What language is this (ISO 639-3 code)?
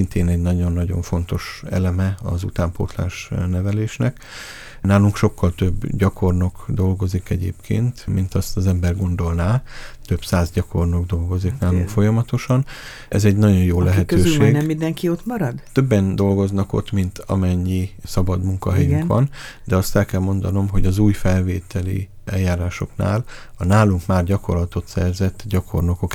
hun